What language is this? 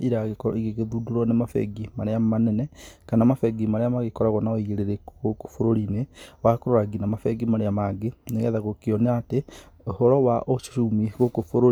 Kikuyu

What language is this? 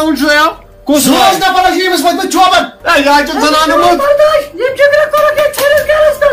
Arabic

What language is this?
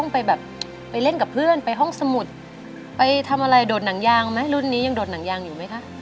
Thai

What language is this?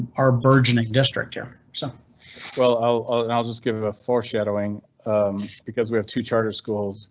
English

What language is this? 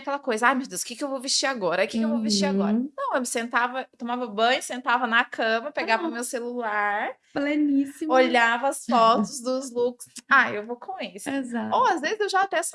Portuguese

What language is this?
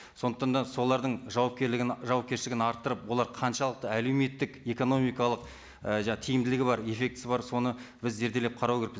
Kazakh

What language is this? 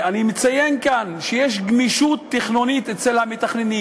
Hebrew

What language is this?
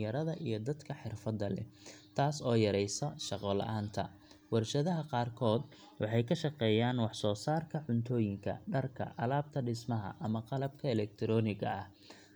Somali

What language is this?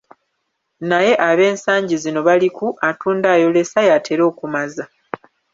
Ganda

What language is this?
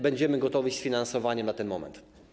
Polish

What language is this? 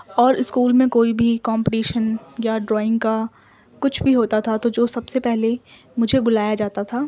Urdu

